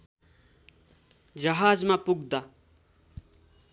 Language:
Nepali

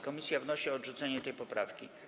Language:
Polish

